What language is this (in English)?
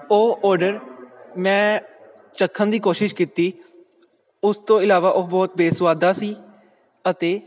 Punjabi